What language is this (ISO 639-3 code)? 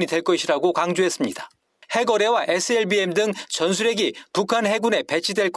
kor